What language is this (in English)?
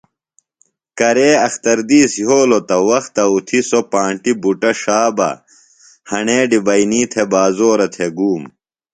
Phalura